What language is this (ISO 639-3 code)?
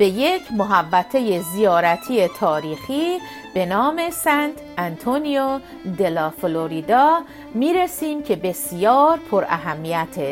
fas